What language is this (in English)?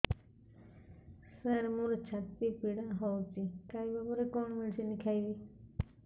Odia